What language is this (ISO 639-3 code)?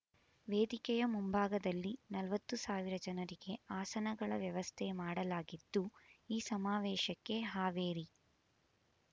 kan